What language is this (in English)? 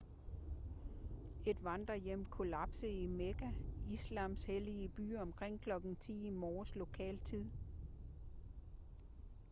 Danish